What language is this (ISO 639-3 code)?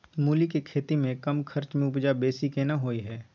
mai